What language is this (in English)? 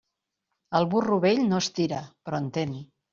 Catalan